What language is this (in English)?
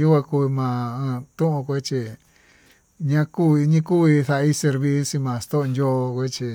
Tututepec Mixtec